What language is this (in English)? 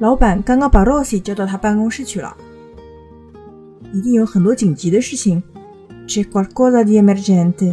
Chinese